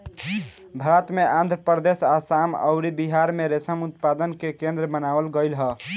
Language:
Bhojpuri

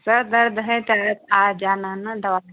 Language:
Hindi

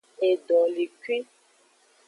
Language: Aja (Benin)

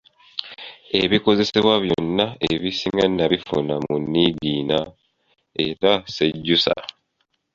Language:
Ganda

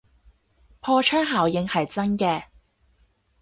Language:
Cantonese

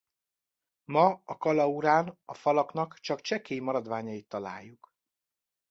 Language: Hungarian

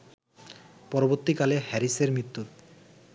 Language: Bangla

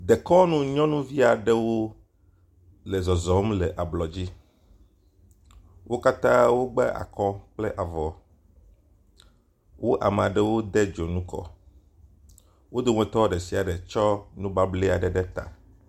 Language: Ewe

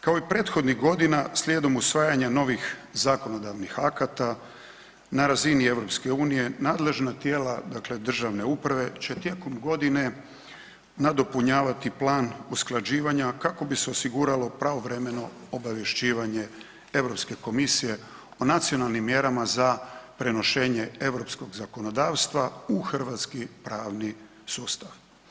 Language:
Croatian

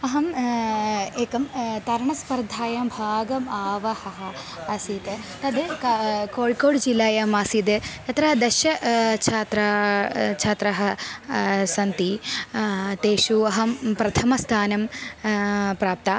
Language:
Sanskrit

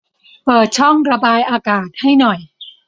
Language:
Thai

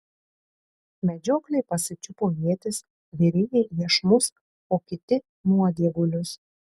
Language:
Lithuanian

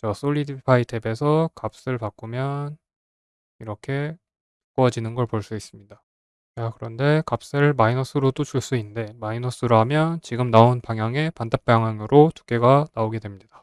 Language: Korean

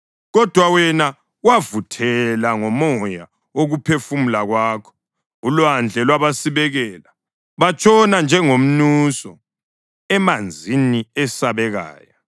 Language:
North Ndebele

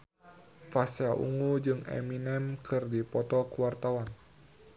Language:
Sundanese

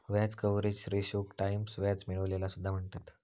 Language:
Marathi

